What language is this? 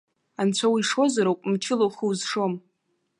Abkhazian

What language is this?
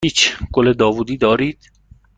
Persian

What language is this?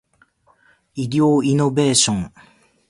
Japanese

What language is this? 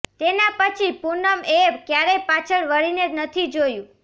Gujarati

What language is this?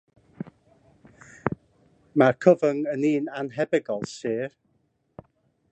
Welsh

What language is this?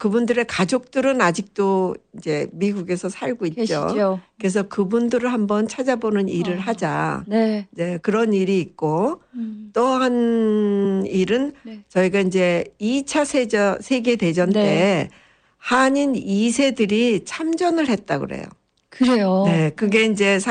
Korean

